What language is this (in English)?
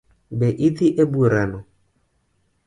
Luo (Kenya and Tanzania)